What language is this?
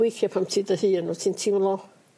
Welsh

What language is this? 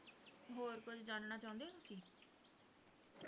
Punjabi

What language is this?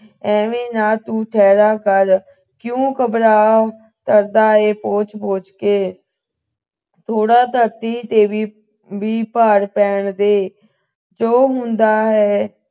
Punjabi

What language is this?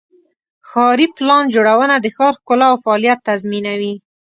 Pashto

